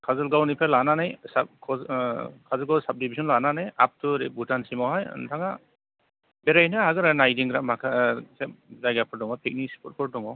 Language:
Bodo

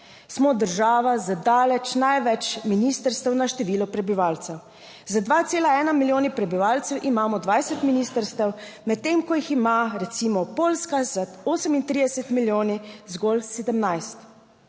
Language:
Slovenian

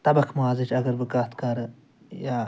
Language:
Kashmiri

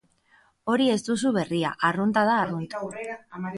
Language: Basque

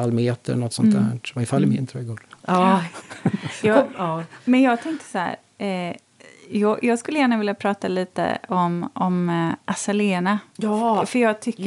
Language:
Swedish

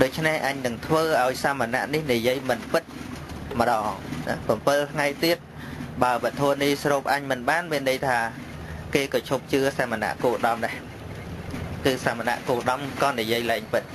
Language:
Vietnamese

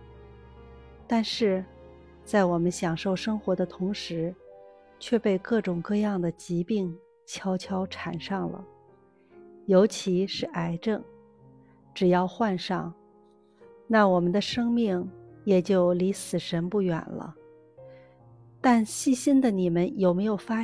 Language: Chinese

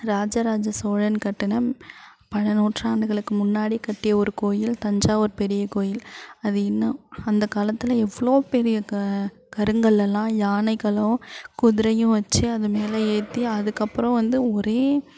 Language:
Tamil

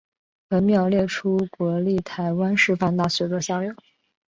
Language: Chinese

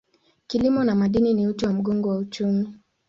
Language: Swahili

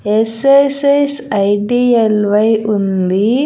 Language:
Telugu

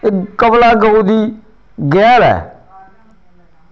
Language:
Dogri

